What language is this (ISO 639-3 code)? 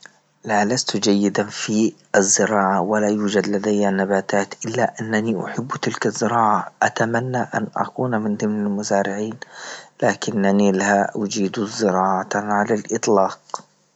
ayl